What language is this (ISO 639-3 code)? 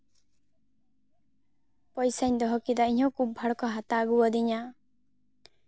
sat